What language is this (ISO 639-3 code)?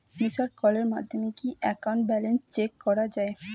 ben